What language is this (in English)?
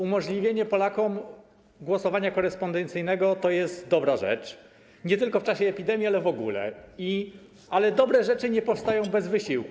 Polish